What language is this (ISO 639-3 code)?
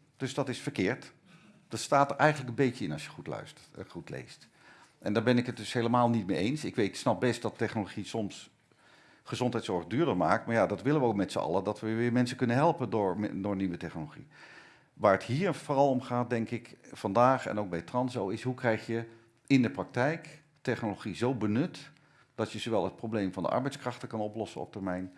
nld